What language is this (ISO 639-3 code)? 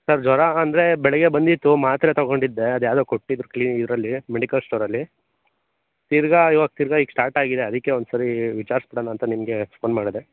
kan